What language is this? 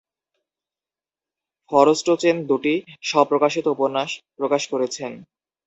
Bangla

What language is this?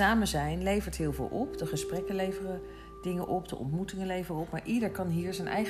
Dutch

